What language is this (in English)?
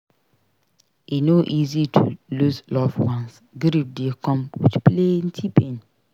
Nigerian Pidgin